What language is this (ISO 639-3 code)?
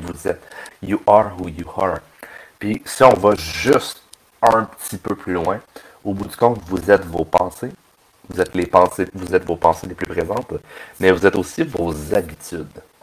fra